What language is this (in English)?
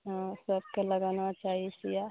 Maithili